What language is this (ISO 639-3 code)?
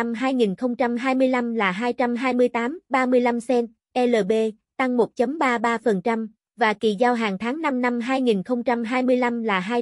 vie